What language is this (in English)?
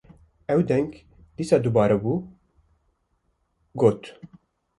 Kurdish